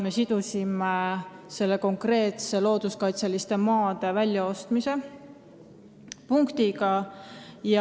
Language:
Estonian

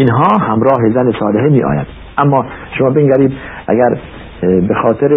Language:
Persian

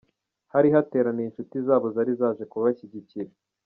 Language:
Kinyarwanda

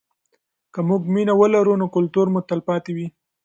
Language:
Pashto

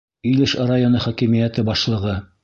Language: Bashkir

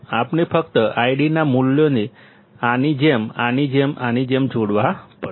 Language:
Gujarati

